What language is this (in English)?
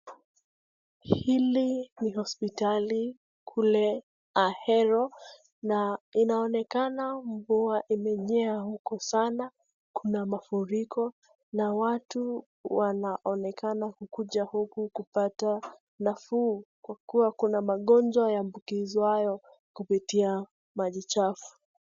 Swahili